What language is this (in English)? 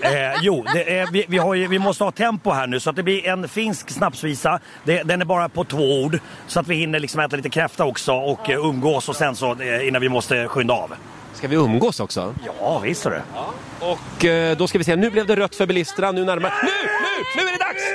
Swedish